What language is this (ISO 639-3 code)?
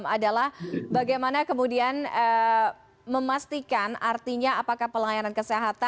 ind